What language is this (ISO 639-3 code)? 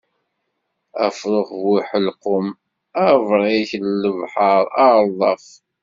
kab